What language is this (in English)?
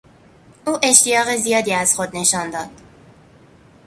Persian